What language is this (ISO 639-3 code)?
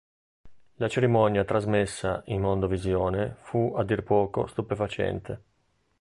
ita